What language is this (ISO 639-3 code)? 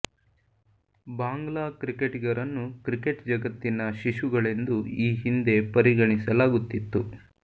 kan